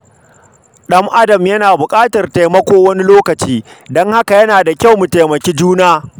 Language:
Hausa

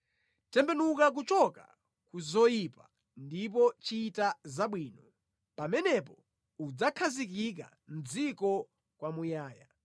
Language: Nyanja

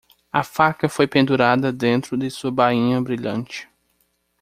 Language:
Portuguese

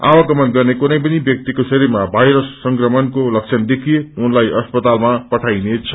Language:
Nepali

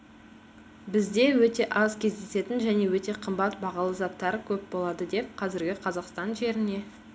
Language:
Kazakh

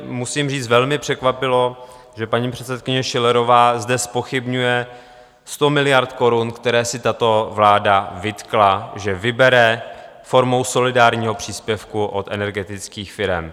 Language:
Czech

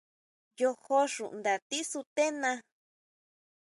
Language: Huautla Mazatec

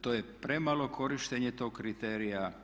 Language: Croatian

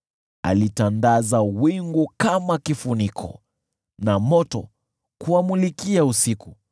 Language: Swahili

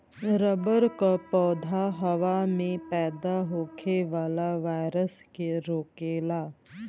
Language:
Bhojpuri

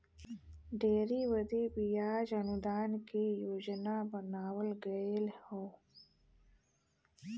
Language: Bhojpuri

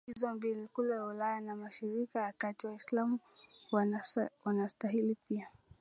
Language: Swahili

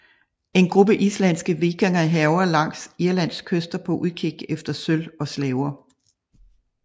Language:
Danish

